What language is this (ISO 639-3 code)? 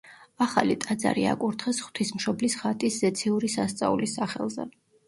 kat